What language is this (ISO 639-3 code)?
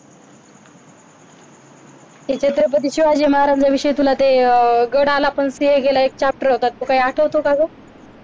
mar